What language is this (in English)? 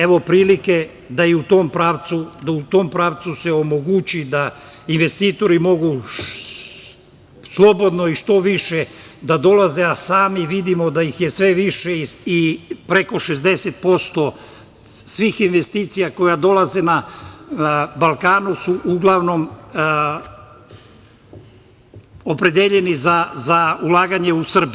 Serbian